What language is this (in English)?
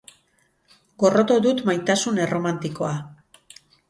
Basque